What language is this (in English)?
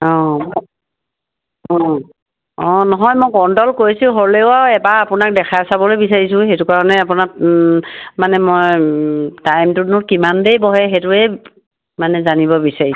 Assamese